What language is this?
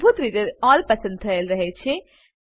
Gujarati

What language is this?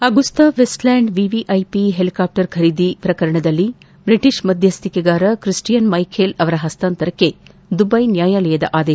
Kannada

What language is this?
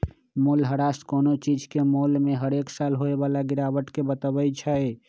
Magahi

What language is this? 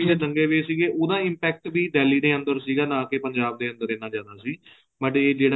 Punjabi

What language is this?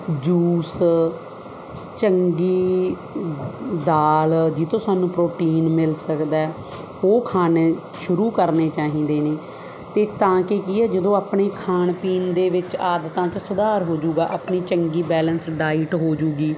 Punjabi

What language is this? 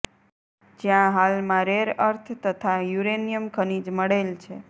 Gujarati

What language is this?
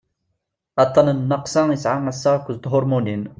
Kabyle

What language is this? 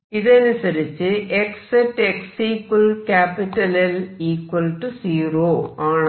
Malayalam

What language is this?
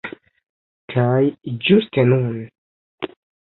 Esperanto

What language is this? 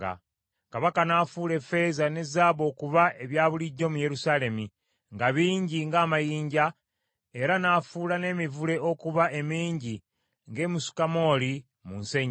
Ganda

